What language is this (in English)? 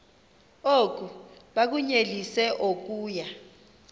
Xhosa